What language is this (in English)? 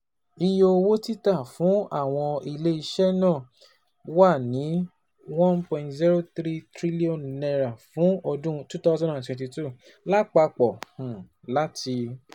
Yoruba